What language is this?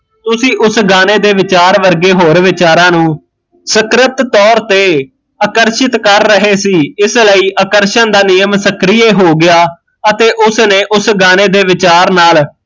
Punjabi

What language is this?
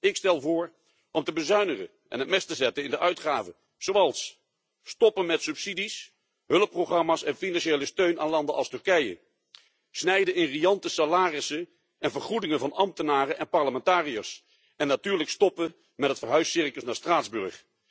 Dutch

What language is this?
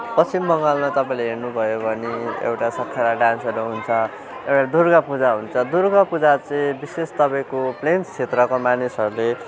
Nepali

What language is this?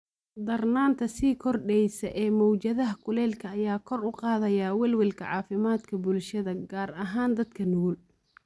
Somali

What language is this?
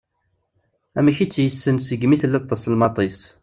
Kabyle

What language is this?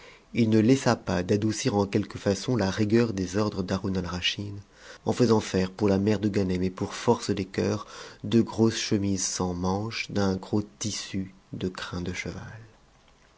French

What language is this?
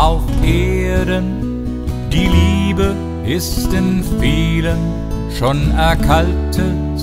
German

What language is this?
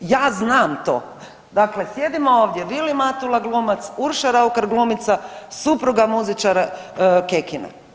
Croatian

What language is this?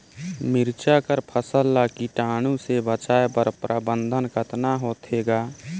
Chhattisgarhi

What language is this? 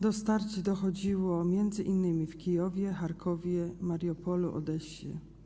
Polish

